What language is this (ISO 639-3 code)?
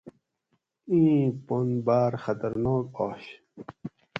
gwc